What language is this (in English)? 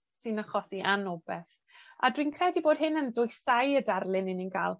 Welsh